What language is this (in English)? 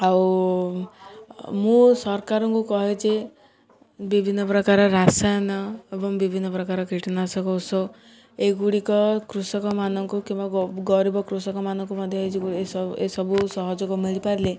Odia